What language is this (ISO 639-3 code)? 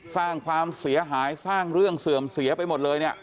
tha